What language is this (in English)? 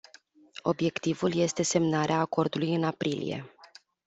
Romanian